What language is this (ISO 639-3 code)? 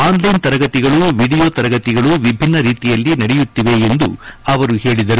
kan